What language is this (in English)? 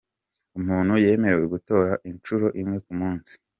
Kinyarwanda